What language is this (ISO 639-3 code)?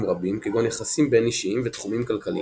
heb